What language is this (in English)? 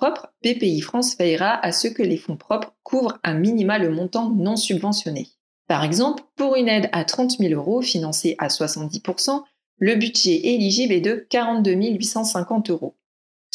French